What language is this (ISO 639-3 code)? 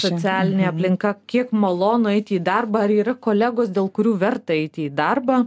lit